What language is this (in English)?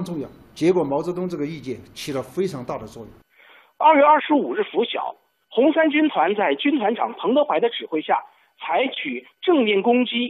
Chinese